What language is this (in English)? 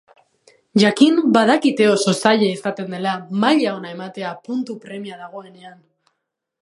Basque